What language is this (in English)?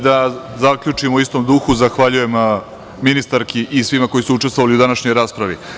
Serbian